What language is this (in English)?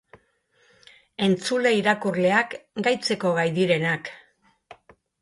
Basque